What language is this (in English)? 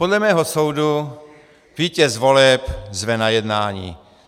Czech